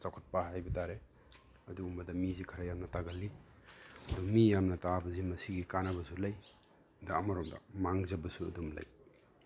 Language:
Manipuri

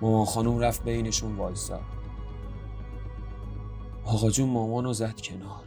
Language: Persian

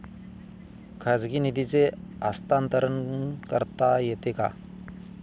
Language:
Marathi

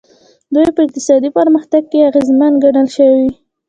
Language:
Pashto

